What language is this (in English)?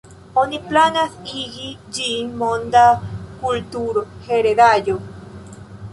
Esperanto